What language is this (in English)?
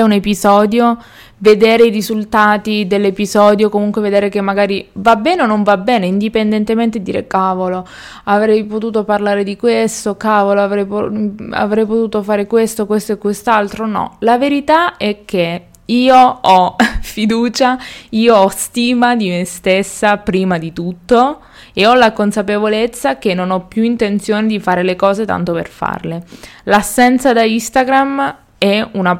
Italian